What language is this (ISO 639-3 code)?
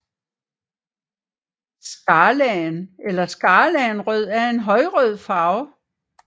dan